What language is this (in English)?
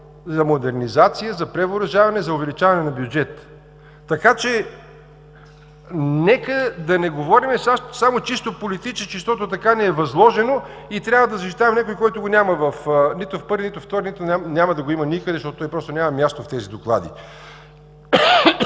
Bulgarian